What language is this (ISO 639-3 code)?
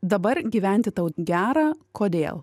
lit